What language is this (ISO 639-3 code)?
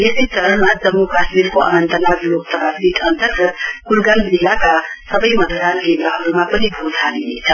nep